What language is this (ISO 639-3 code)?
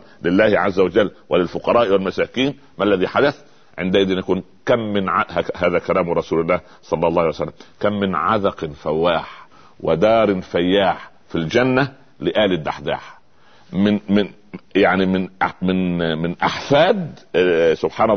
ara